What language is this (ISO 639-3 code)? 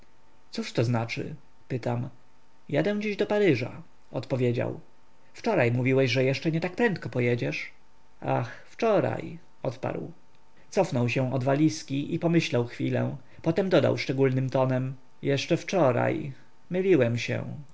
pol